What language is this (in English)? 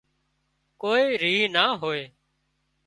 Wadiyara Koli